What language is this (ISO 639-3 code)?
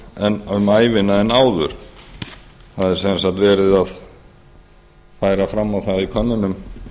isl